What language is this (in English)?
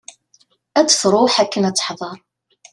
Kabyle